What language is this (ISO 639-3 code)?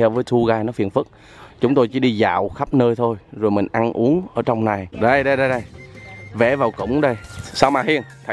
vie